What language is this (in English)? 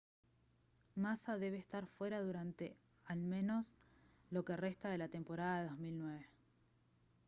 Spanish